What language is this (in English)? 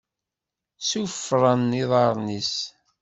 Kabyle